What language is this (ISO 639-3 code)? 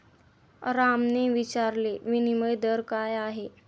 mar